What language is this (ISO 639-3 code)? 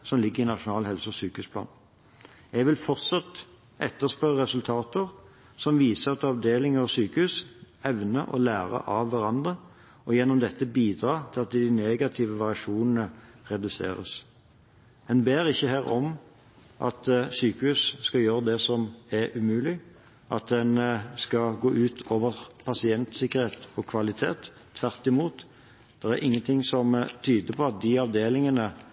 nob